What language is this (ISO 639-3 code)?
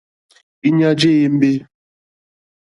bri